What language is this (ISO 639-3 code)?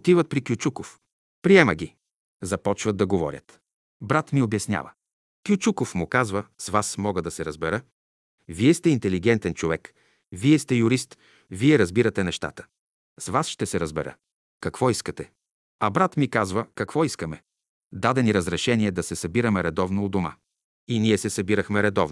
bul